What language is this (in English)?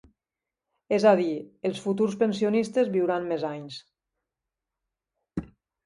Catalan